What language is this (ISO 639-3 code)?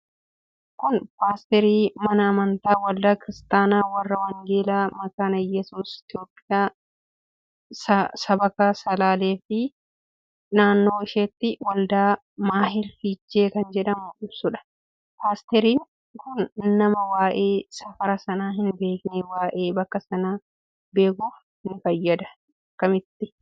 orm